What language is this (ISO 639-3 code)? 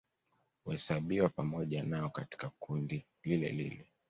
swa